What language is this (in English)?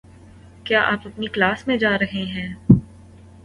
Urdu